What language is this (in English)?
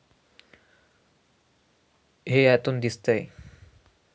Marathi